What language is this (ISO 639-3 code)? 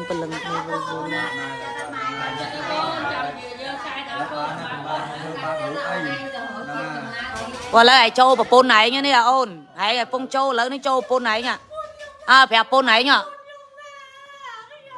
vie